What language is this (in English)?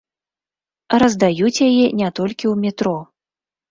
Belarusian